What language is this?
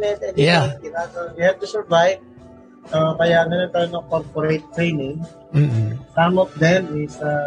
Filipino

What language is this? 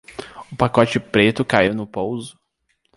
Portuguese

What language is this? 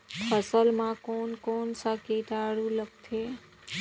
Chhattisgarhi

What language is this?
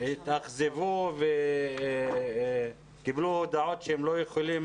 Hebrew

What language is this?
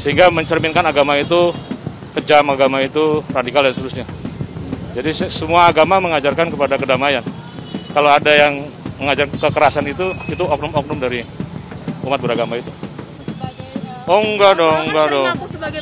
Indonesian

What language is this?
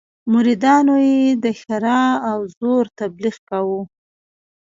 Pashto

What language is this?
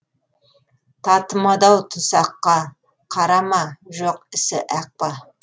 Kazakh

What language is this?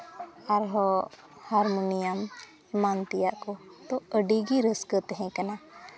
Santali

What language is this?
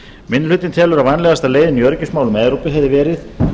Icelandic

